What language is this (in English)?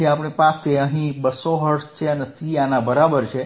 Gujarati